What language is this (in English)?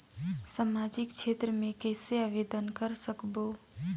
Chhattisgarhi